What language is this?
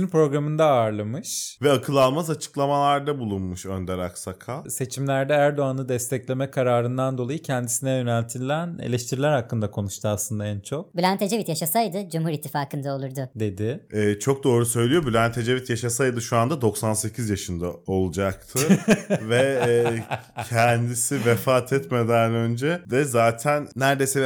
Turkish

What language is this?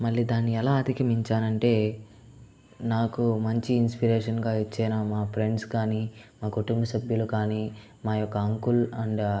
Telugu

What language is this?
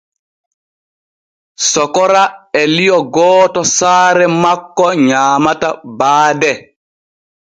Borgu Fulfulde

